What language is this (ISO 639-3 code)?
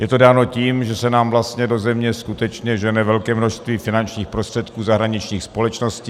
ces